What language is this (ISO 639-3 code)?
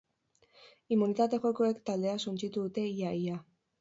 eus